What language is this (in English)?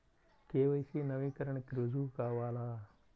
Telugu